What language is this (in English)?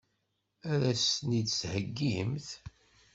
Kabyle